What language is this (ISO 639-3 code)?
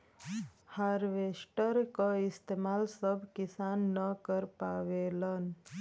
bho